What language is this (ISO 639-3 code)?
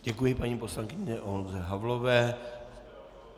ces